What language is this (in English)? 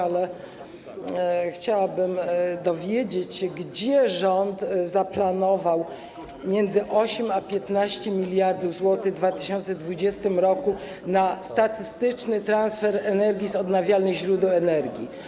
Polish